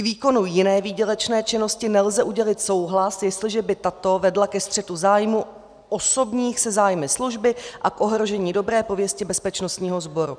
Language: Czech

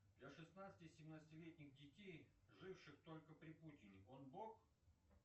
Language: Russian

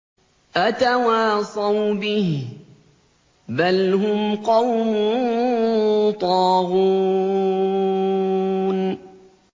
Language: Arabic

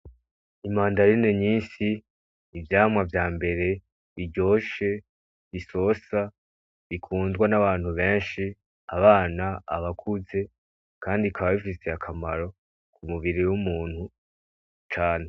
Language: Rundi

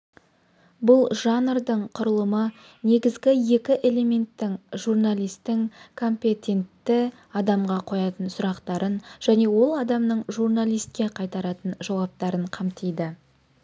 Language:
Kazakh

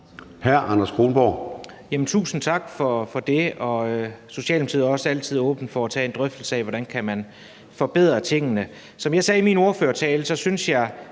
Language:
Danish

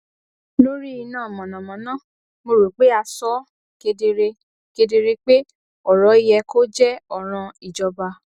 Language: Yoruba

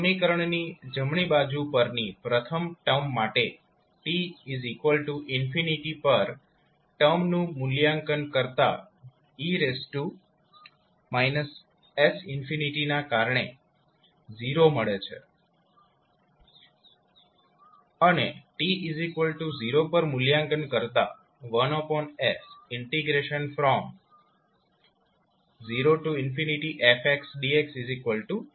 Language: Gujarati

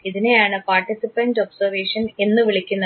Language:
Malayalam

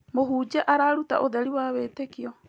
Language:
Kikuyu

